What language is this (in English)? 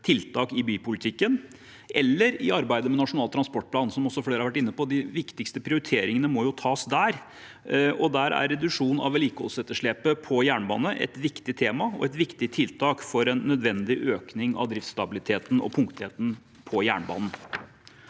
Norwegian